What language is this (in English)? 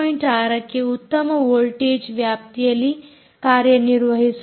Kannada